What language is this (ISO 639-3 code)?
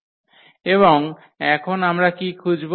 ben